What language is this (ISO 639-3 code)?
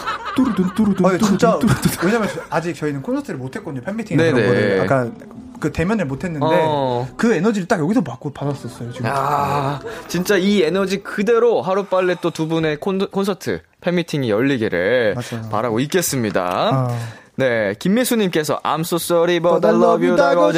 kor